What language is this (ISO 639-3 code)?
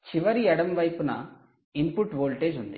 tel